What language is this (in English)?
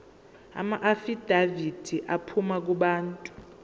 Zulu